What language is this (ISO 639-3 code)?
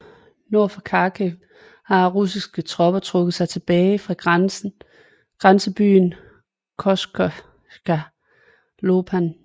dan